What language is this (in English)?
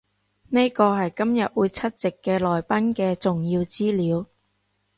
Cantonese